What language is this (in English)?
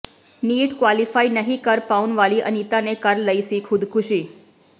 Punjabi